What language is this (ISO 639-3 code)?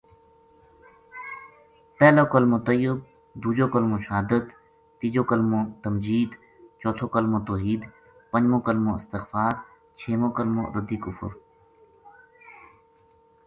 gju